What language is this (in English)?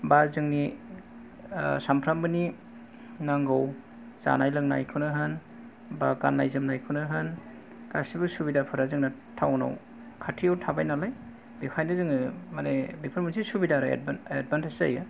Bodo